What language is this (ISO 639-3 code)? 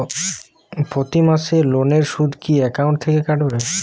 ben